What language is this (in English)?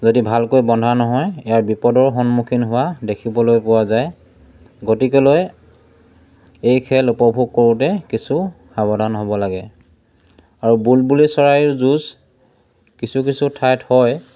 Assamese